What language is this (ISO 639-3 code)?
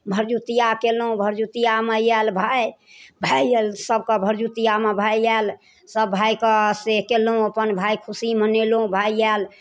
mai